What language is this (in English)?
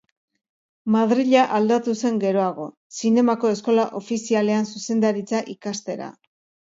Basque